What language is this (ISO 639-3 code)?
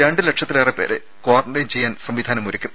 mal